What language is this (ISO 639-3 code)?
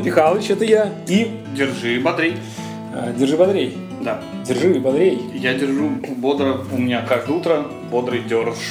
rus